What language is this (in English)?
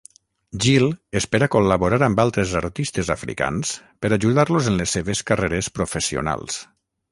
Catalan